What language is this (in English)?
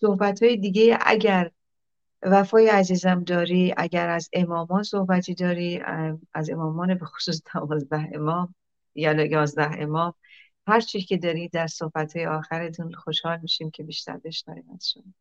Persian